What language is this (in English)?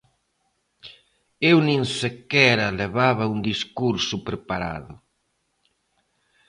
Galician